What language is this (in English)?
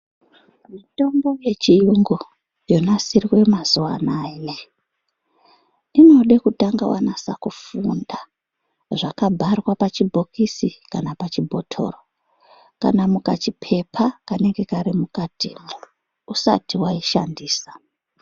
Ndau